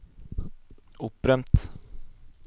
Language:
Norwegian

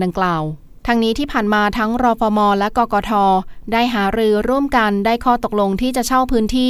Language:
Thai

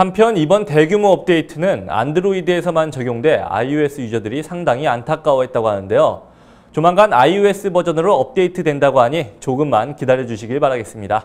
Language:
Korean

